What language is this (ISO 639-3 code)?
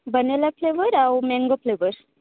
ori